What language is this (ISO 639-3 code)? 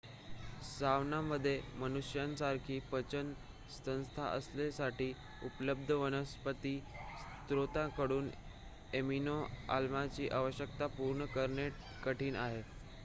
mar